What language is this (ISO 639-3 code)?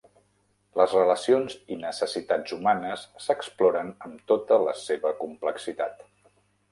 cat